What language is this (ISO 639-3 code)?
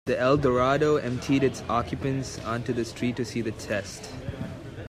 eng